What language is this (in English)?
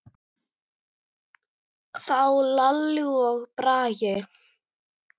Icelandic